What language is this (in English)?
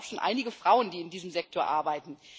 German